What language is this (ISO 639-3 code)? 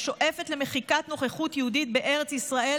heb